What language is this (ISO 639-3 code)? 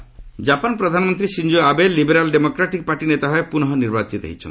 ori